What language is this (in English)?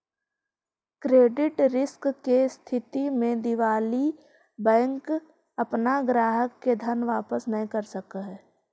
Magahi